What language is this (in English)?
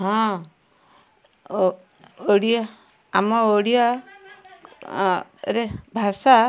Odia